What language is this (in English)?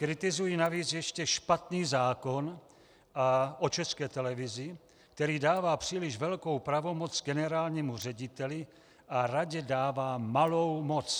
Czech